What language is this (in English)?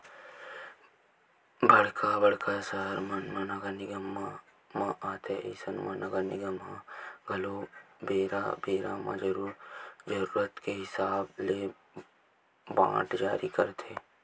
Chhattisgarhi